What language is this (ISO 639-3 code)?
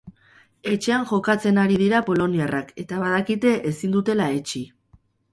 eus